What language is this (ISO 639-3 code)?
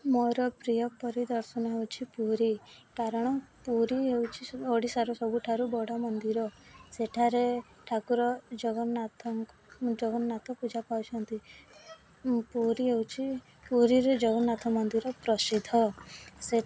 ori